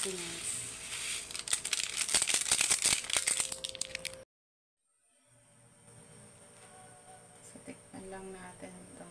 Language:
Filipino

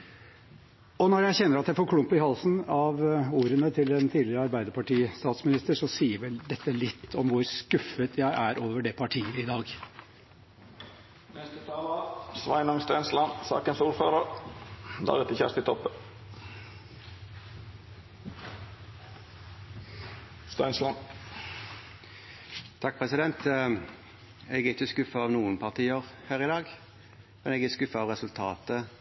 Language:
Norwegian Bokmål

